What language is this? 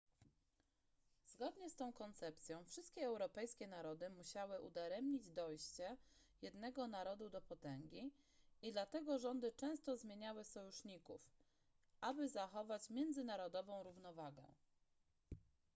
Polish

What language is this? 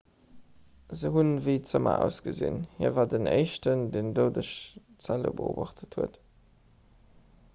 Luxembourgish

